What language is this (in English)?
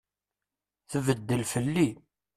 Kabyle